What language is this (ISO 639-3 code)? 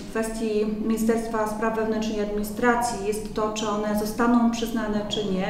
pol